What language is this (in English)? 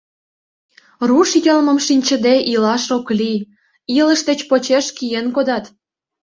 Mari